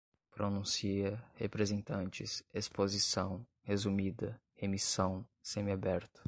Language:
Portuguese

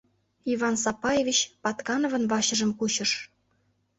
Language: Mari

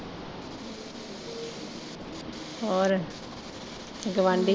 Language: Punjabi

